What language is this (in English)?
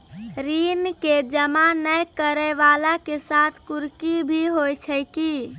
Maithili